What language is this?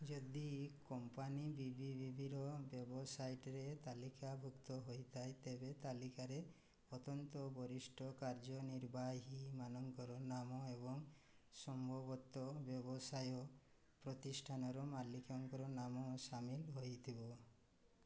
Odia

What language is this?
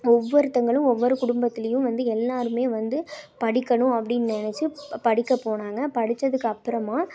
Tamil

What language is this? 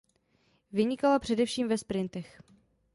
Czech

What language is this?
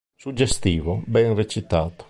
Italian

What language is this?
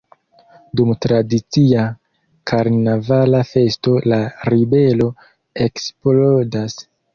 Esperanto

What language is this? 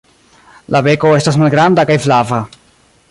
Esperanto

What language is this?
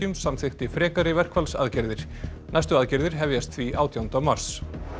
Icelandic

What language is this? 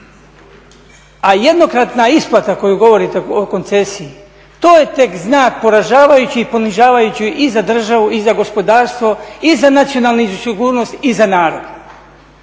Croatian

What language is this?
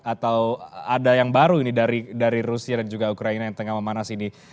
Indonesian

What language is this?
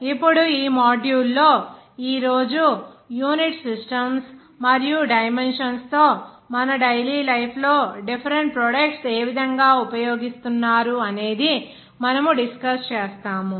Telugu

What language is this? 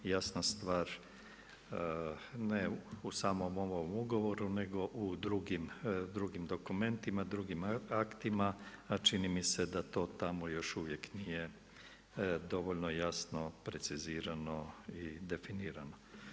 Croatian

